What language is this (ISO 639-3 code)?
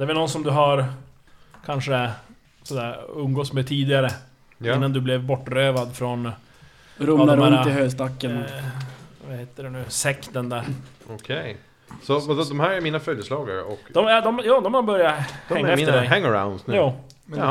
swe